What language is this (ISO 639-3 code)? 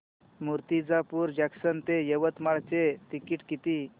mar